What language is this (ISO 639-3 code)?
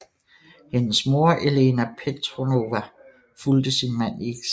dan